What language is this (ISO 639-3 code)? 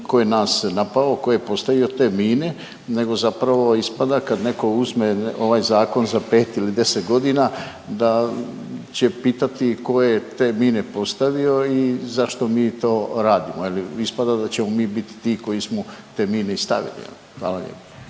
hrv